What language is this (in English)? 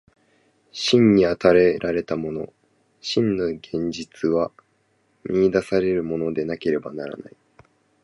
Japanese